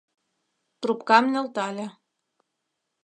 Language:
Mari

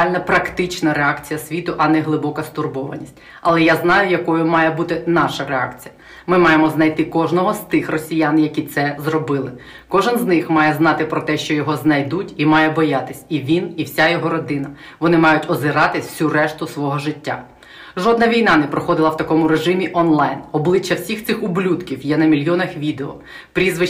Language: Ukrainian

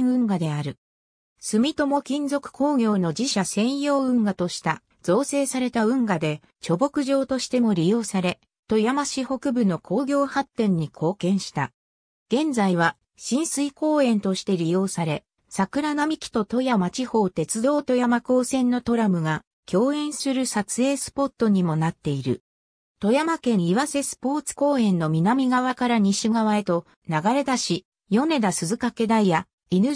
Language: Japanese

